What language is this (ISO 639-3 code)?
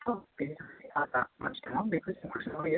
brx